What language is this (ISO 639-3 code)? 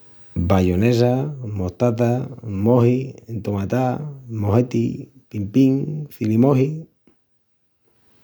ext